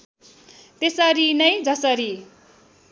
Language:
Nepali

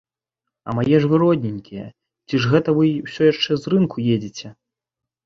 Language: Belarusian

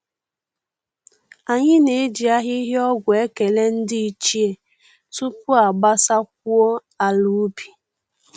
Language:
Igbo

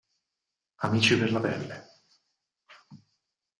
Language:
Italian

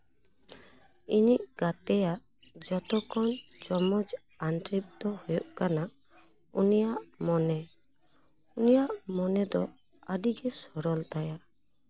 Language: Santali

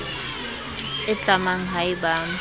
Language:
Southern Sotho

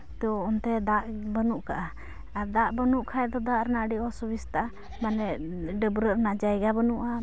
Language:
Santali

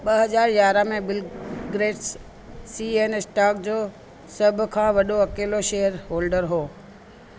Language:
Sindhi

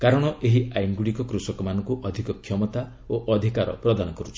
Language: Odia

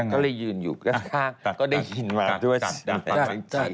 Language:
Thai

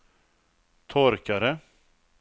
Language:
Swedish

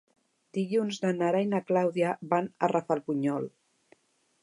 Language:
Catalan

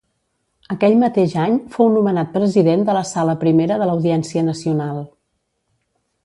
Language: Catalan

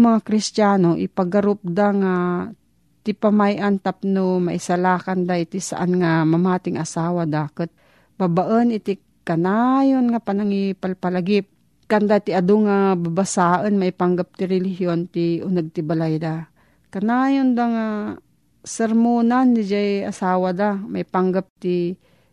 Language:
Filipino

